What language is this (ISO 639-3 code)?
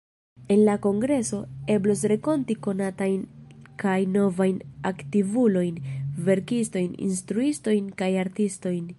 epo